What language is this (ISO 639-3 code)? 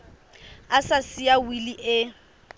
sot